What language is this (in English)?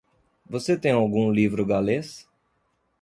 Portuguese